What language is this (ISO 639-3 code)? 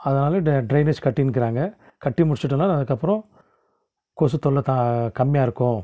tam